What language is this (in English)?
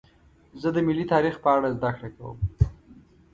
Pashto